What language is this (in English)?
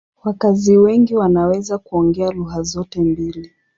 Swahili